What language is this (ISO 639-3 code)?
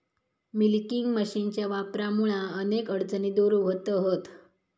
mar